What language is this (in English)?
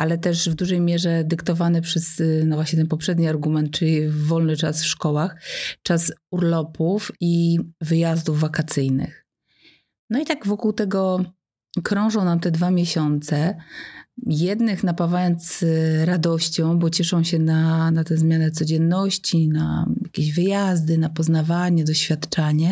Polish